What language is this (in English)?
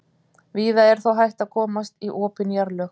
Icelandic